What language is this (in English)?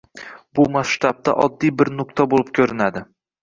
Uzbek